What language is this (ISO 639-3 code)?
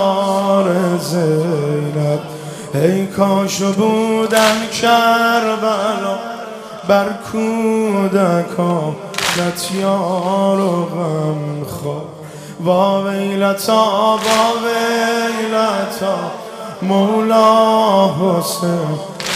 fas